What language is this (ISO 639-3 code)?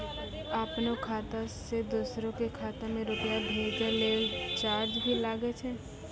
mai